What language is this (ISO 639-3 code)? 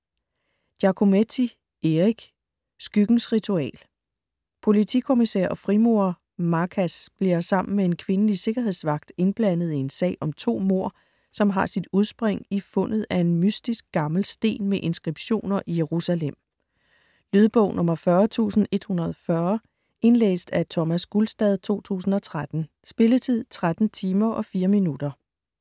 dan